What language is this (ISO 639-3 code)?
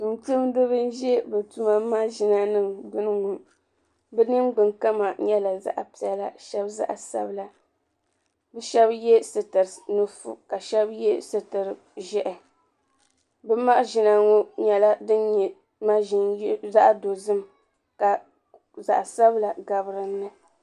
dag